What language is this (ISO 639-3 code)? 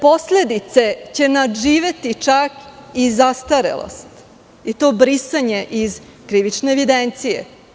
srp